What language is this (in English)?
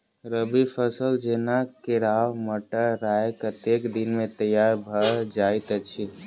Maithili